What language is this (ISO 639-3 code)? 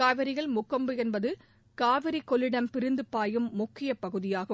tam